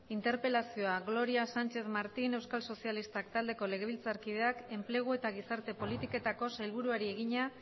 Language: Basque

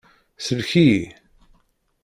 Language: Kabyle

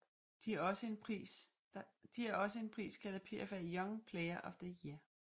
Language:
Danish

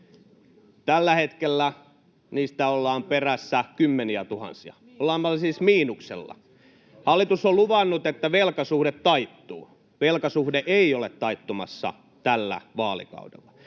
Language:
Finnish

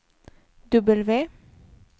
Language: Swedish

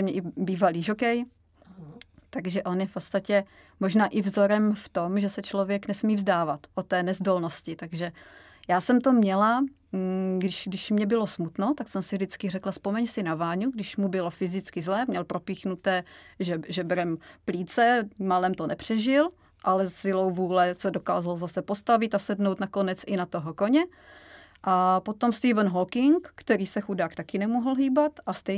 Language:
Czech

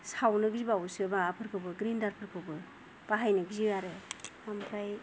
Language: Bodo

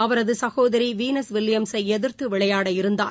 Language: Tamil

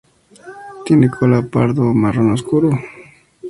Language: Spanish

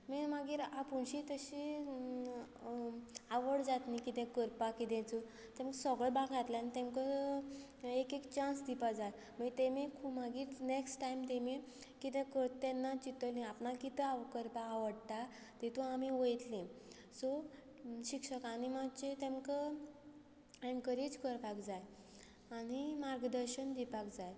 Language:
Konkani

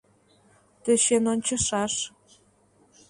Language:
Mari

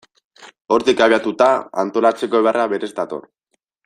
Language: Basque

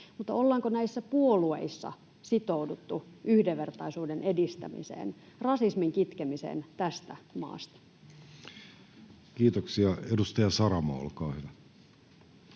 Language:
Finnish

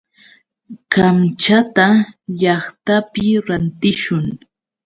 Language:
Yauyos Quechua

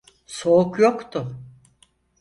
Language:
Turkish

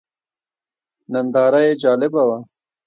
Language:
Pashto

